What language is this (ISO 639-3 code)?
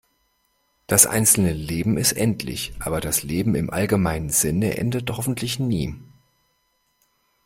deu